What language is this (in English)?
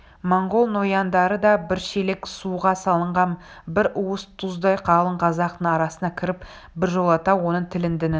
Kazakh